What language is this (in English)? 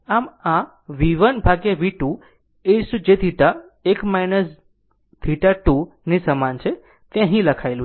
Gujarati